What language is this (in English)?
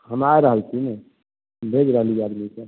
Maithili